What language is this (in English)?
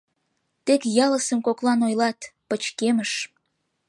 Mari